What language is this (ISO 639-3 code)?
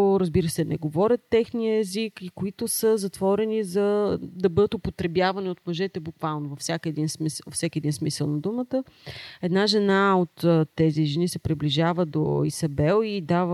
bul